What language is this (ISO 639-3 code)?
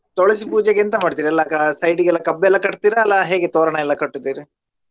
kan